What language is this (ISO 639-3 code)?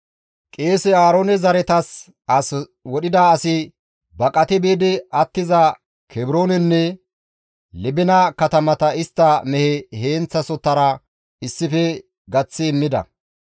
gmv